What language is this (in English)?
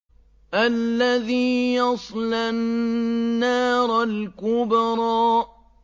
Arabic